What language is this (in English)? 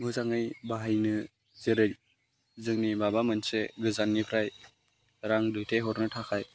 Bodo